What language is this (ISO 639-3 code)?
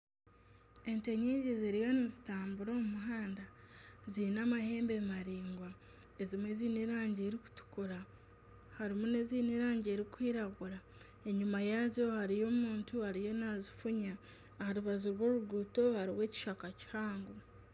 nyn